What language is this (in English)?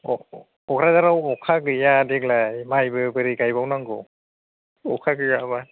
Bodo